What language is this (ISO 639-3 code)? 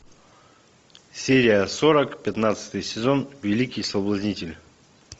rus